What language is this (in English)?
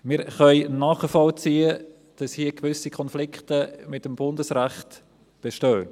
Swiss German